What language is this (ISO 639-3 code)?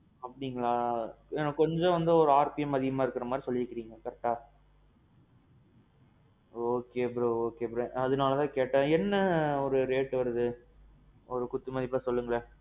tam